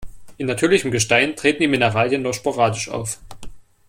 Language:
German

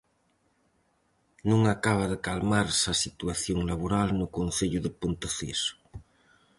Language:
Galician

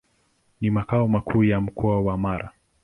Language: Swahili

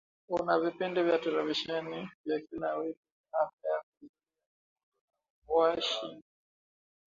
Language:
Swahili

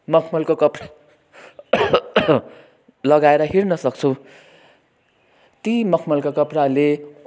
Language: Nepali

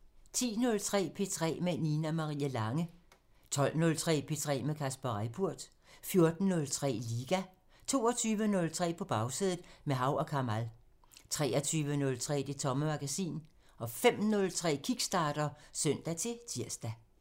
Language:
Danish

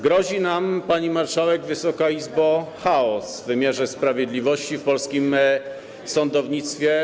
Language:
Polish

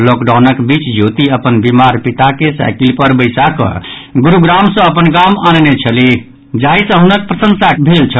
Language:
Maithili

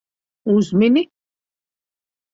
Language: Latvian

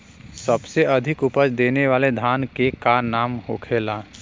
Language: Bhojpuri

